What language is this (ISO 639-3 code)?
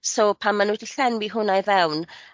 cym